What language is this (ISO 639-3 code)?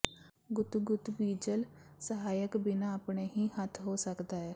pan